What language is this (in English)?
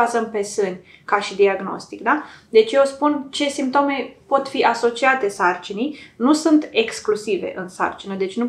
Romanian